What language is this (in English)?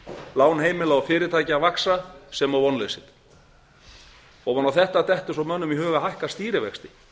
Icelandic